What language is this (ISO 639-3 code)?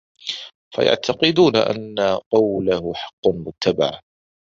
ara